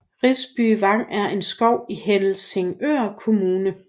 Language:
Danish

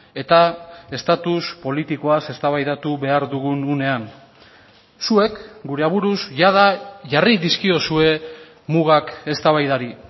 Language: Basque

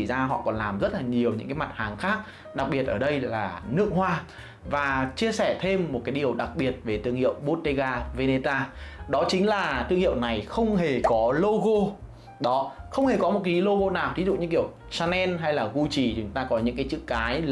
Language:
Vietnamese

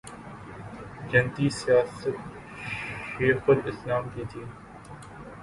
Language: Urdu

